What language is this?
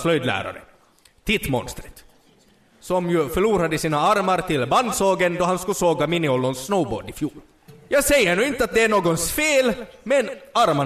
Swedish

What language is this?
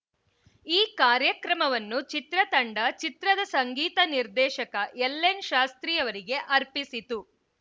Kannada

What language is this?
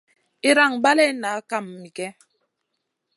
Masana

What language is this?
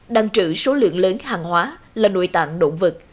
Vietnamese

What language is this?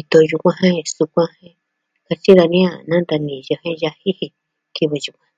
Southwestern Tlaxiaco Mixtec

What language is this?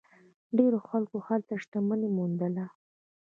Pashto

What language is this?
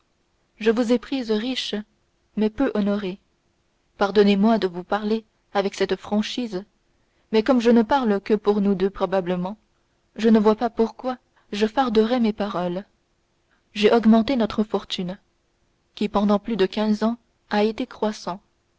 French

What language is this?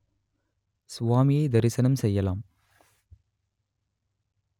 Tamil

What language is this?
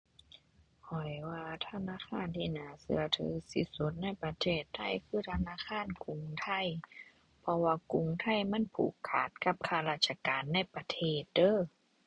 Thai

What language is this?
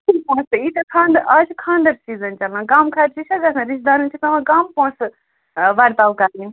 Kashmiri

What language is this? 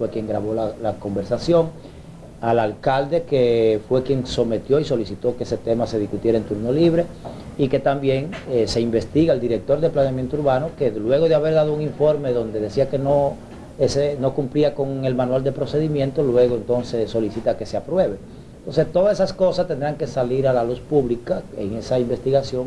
Spanish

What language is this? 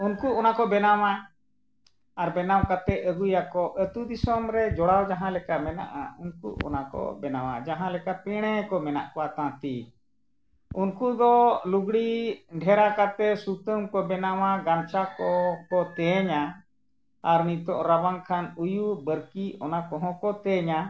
Santali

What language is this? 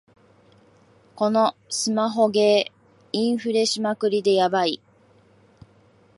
Japanese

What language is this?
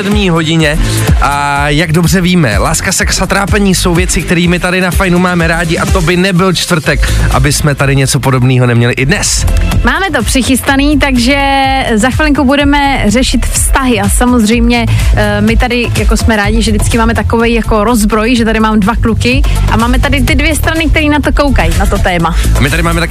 Czech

